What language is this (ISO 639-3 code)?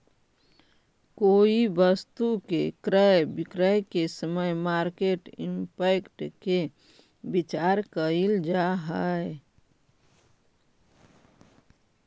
mag